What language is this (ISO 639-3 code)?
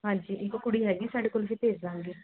pan